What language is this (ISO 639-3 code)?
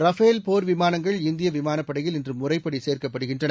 tam